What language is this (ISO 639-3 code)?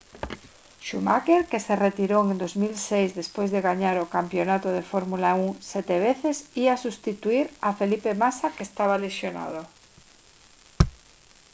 glg